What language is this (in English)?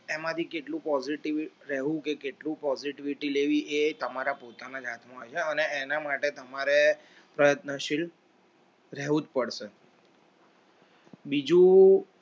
Gujarati